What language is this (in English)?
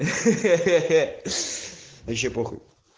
Russian